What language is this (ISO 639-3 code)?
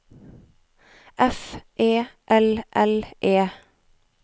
nor